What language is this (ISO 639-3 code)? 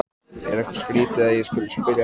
isl